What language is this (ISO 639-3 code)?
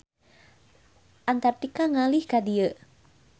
sun